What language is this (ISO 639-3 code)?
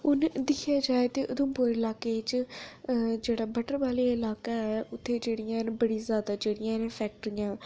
doi